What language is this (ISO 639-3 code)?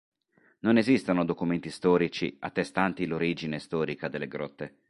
ita